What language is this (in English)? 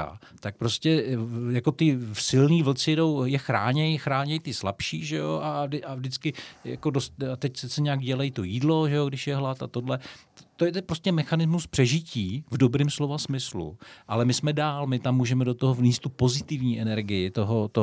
Czech